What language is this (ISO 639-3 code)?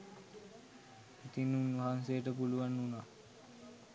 sin